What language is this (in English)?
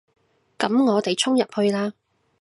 Cantonese